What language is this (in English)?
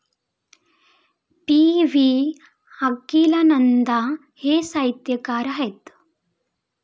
Marathi